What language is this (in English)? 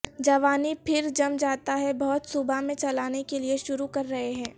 Urdu